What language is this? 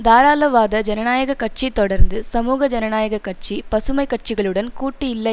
Tamil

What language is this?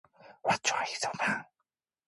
Korean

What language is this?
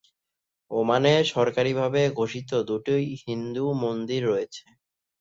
Bangla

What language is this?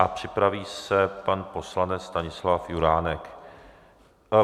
Czech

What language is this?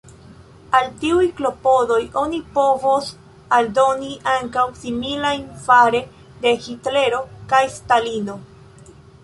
Esperanto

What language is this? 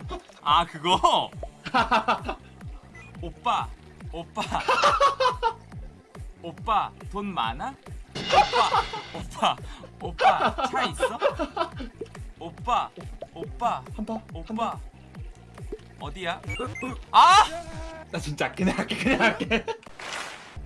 Korean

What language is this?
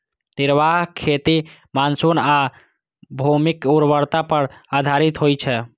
Maithili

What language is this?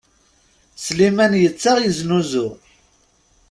Kabyle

